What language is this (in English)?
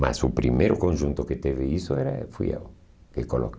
Portuguese